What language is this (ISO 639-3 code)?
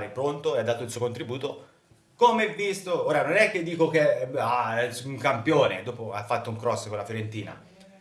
ita